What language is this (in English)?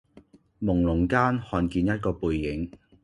Cantonese